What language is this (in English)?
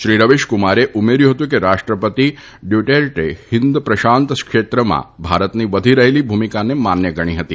Gujarati